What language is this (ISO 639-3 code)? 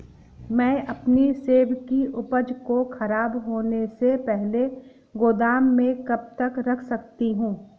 hin